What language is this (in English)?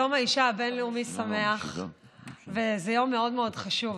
Hebrew